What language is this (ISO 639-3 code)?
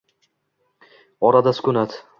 uzb